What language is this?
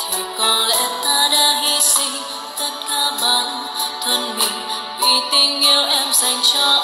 Vietnamese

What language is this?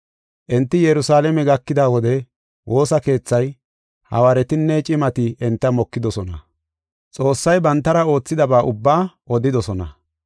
Gofa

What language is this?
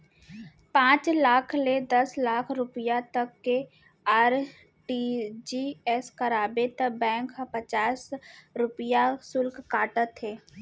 Chhattisgarhi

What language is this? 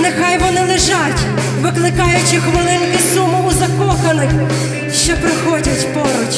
Ukrainian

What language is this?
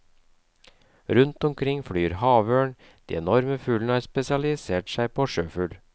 Norwegian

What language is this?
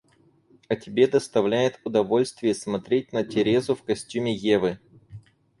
Russian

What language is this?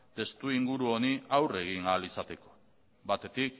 Basque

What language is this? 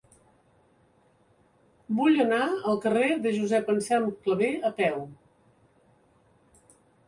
Catalan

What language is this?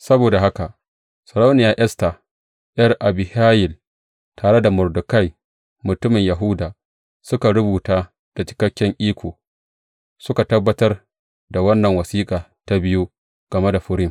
Hausa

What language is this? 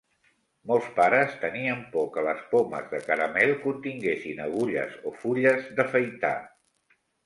Catalan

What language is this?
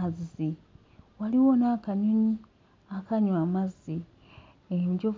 Ganda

